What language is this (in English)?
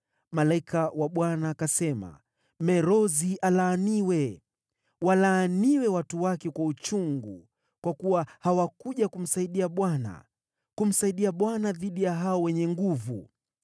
Swahili